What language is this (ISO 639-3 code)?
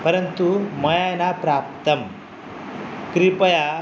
san